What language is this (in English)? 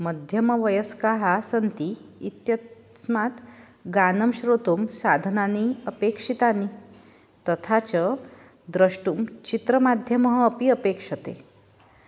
Sanskrit